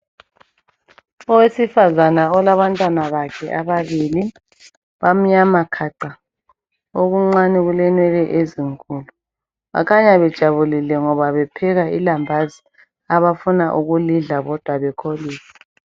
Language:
North Ndebele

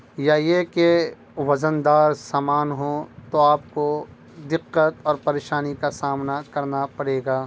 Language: Urdu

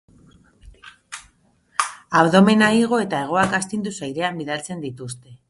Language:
Basque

